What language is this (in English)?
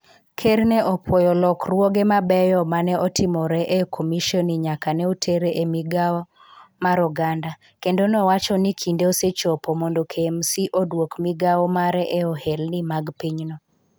Luo (Kenya and Tanzania)